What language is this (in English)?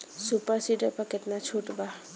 Bhojpuri